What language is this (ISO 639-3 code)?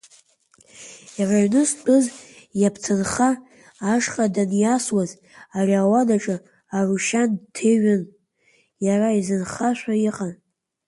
abk